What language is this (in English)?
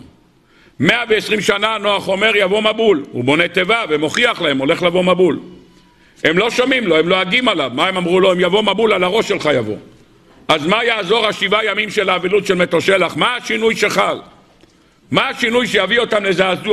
Hebrew